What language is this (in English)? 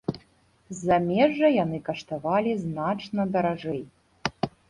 Belarusian